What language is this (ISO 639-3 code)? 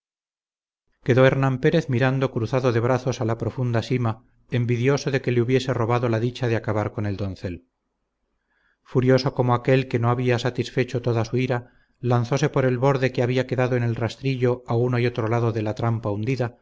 spa